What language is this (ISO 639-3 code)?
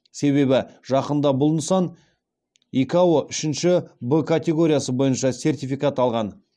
kaz